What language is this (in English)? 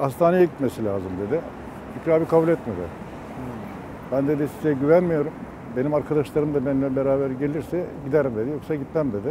Turkish